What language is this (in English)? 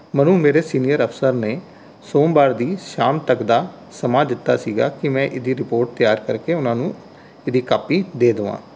Punjabi